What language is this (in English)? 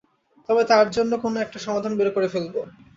Bangla